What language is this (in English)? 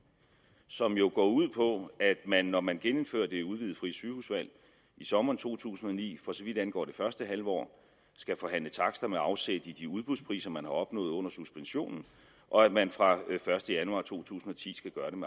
Danish